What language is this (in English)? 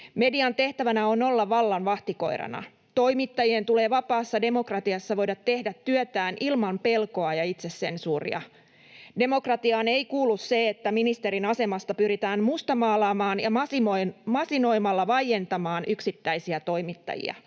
Finnish